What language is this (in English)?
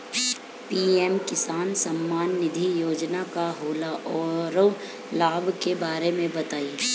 Bhojpuri